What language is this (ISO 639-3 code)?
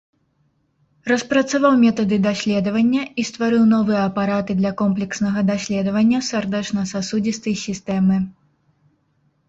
bel